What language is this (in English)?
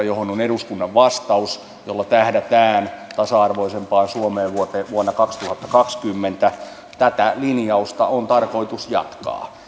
Finnish